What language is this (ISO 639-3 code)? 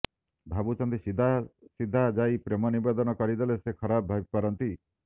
ori